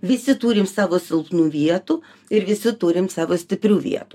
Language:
Lithuanian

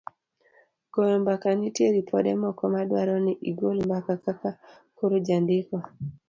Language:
Luo (Kenya and Tanzania)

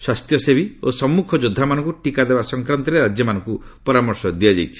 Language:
Odia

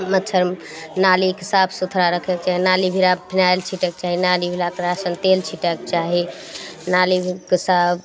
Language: Maithili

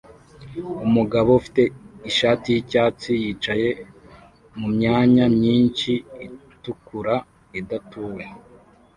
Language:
Kinyarwanda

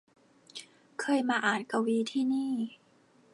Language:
Thai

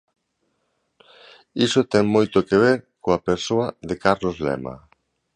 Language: Galician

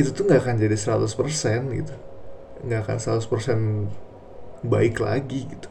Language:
Indonesian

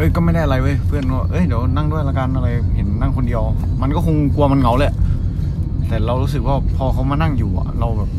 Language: Thai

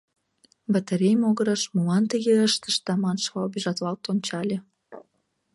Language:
Mari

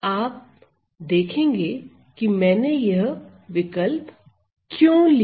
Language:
Hindi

